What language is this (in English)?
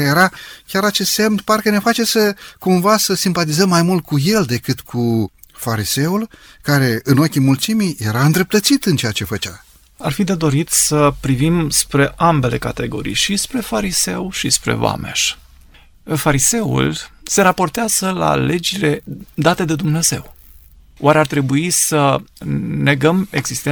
Romanian